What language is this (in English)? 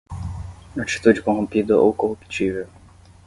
Portuguese